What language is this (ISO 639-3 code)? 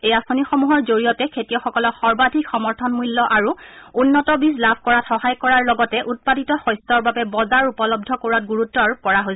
asm